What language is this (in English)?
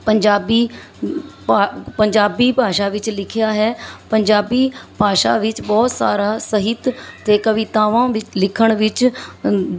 Punjabi